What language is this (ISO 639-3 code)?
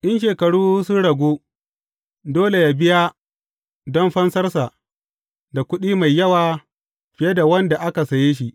hau